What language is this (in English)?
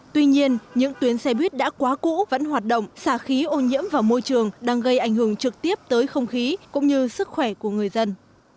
Vietnamese